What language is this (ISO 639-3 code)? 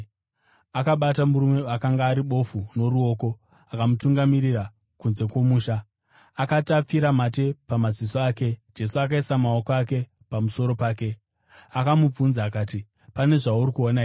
sna